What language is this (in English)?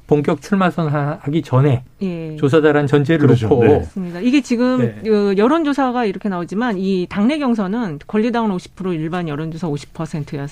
Korean